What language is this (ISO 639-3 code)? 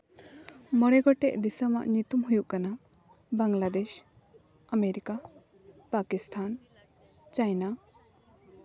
sat